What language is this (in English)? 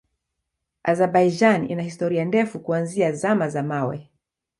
Swahili